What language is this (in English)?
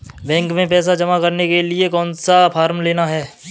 Hindi